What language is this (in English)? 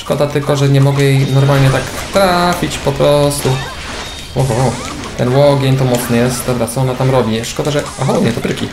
Polish